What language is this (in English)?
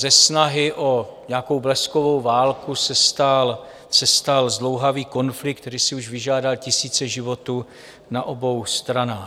Czech